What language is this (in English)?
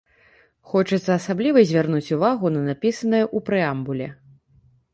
Belarusian